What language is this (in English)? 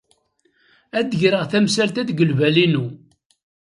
Kabyle